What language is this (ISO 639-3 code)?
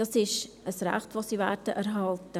gsw